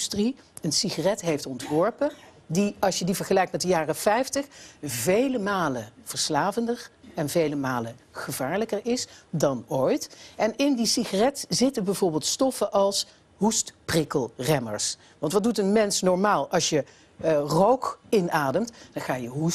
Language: Dutch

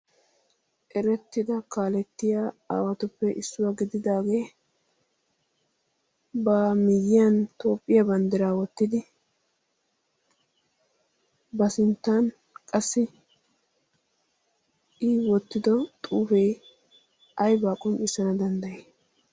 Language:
Wolaytta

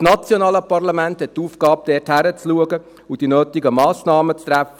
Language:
Swiss German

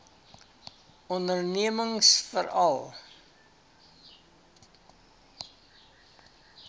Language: Afrikaans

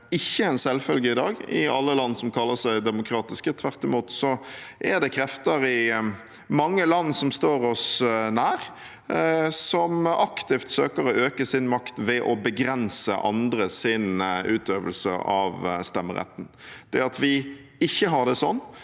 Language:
Norwegian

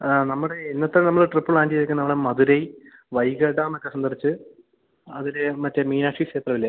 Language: Malayalam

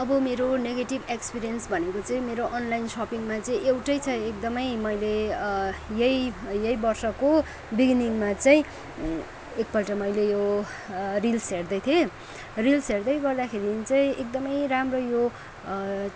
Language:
Nepali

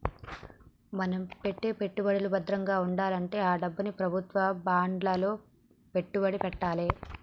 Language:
Telugu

